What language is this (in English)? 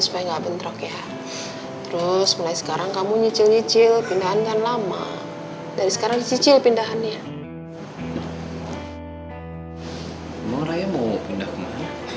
Indonesian